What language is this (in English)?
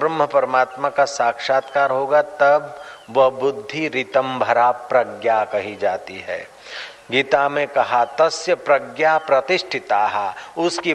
Hindi